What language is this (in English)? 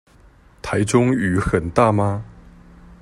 Chinese